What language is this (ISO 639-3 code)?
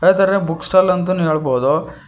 kan